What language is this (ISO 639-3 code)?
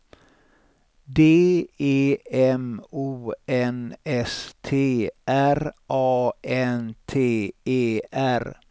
swe